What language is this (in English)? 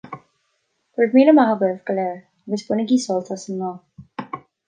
Irish